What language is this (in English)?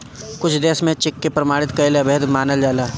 Bhojpuri